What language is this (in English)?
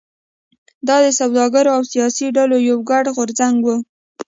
Pashto